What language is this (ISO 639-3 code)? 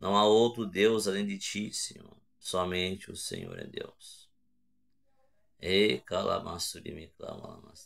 por